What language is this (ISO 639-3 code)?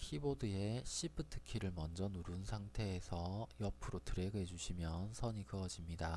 kor